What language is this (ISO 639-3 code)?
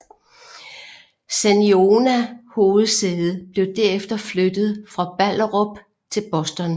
dan